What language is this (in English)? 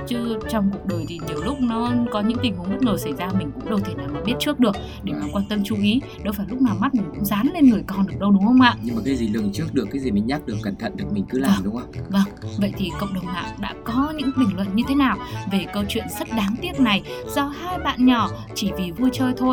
Vietnamese